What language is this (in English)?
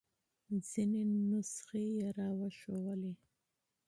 Pashto